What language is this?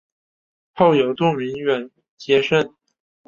Chinese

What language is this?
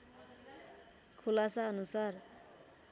Nepali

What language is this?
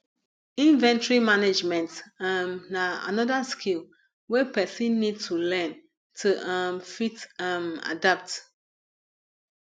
Nigerian Pidgin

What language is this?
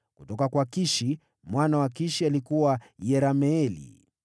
Swahili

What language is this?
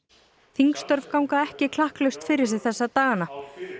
Icelandic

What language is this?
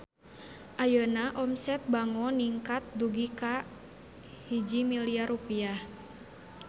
Sundanese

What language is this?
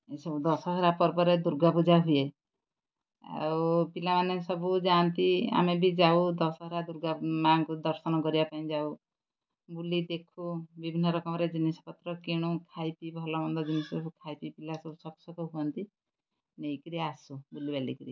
Odia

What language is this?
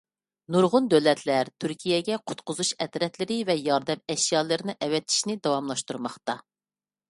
Uyghur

